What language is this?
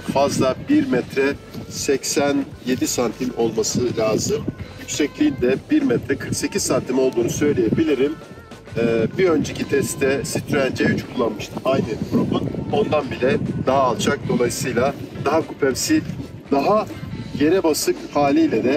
Turkish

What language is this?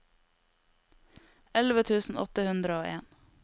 Norwegian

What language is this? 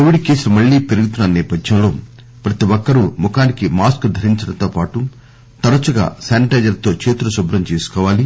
Telugu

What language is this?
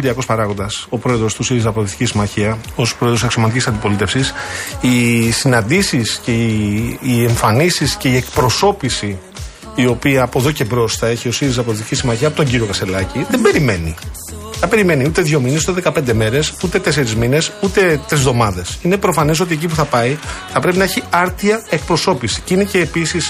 Greek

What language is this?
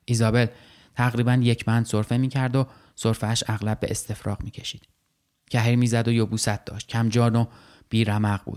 Persian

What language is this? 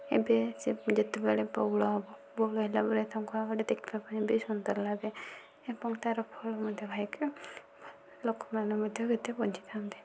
Odia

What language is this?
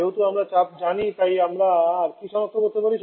Bangla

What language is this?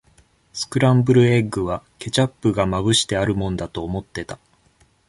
Japanese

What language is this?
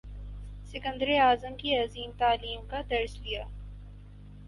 Urdu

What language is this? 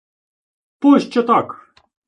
Ukrainian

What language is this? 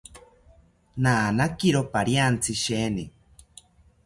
South Ucayali Ashéninka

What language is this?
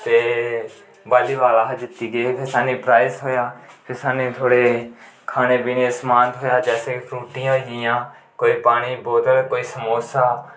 Dogri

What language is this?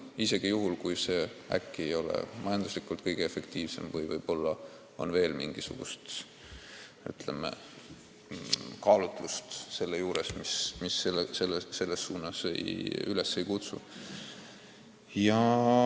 Estonian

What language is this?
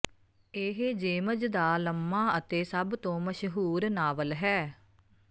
Punjabi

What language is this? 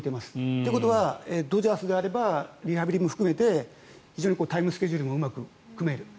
Japanese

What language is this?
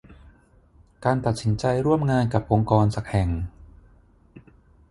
Thai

